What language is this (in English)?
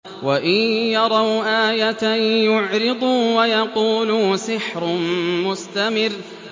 Arabic